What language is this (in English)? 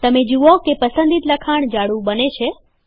Gujarati